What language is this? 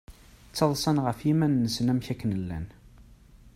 Kabyle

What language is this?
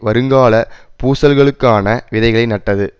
Tamil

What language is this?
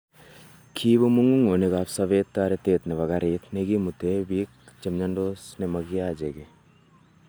Kalenjin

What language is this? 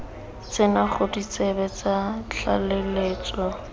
Tswana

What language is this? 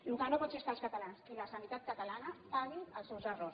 Catalan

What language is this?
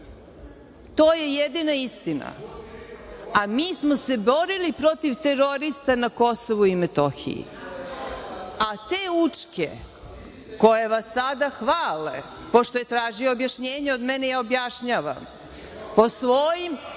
Serbian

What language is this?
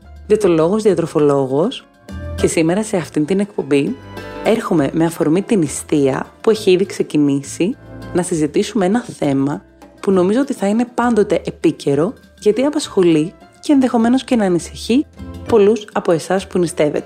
Greek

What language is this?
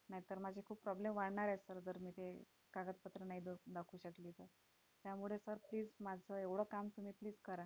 Marathi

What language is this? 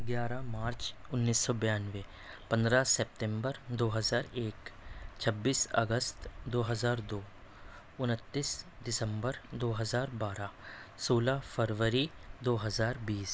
Urdu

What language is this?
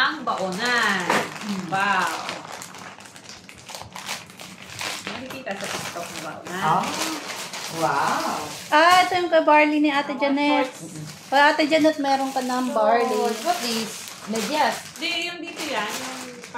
Filipino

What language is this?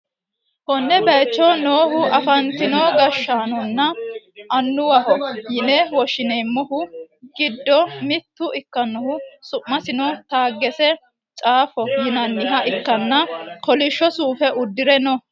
Sidamo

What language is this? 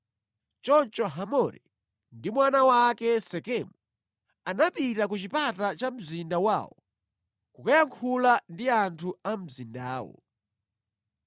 Nyanja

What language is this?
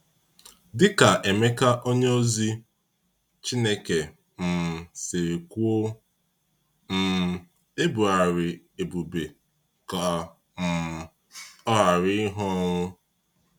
Igbo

